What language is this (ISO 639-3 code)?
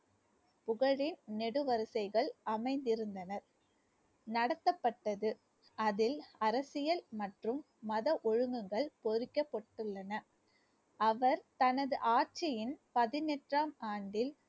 tam